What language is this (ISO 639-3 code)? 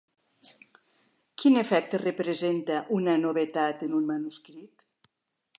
cat